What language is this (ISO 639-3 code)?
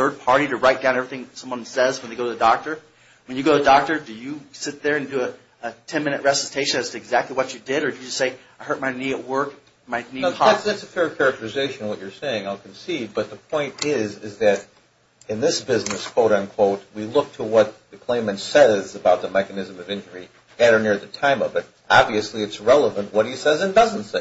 eng